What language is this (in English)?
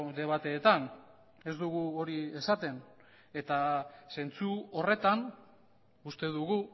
Basque